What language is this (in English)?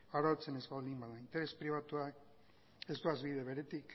Basque